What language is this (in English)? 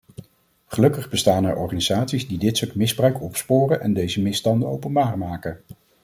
Dutch